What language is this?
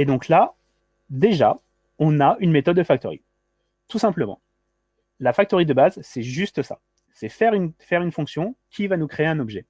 French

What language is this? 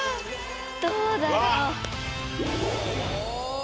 Japanese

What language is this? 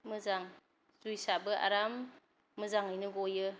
Bodo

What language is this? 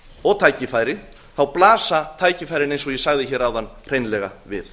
Icelandic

